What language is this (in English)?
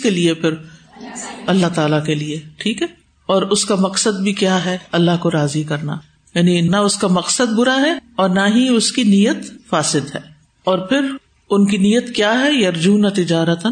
Urdu